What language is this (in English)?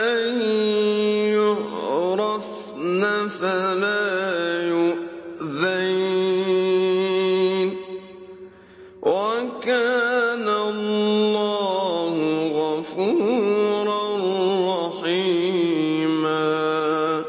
Arabic